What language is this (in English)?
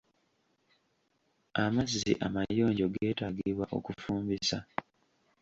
Ganda